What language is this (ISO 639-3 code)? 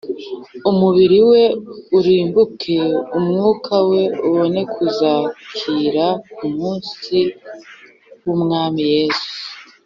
kin